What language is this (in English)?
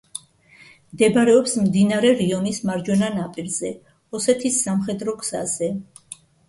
Georgian